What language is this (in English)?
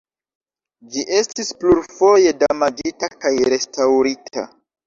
Esperanto